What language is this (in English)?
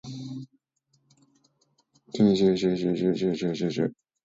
Japanese